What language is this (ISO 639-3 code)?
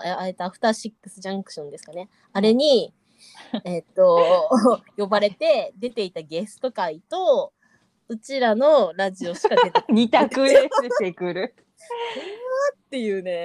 jpn